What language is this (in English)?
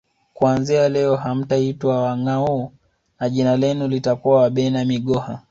Swahili